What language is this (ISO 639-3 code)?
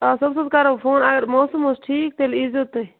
kas